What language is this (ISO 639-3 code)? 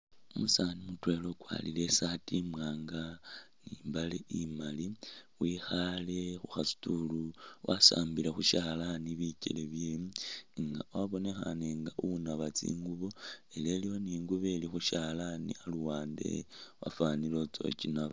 myx